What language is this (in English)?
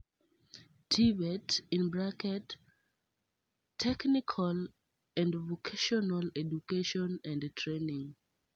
Luo (Kenya and Tanzania)